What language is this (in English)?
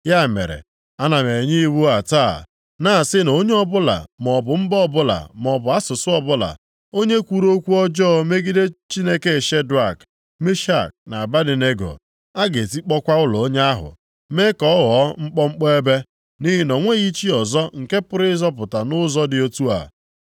Igbo